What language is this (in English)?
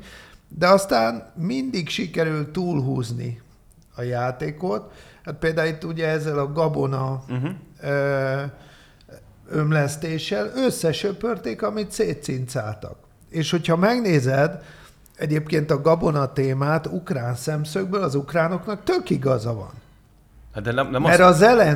Hungarian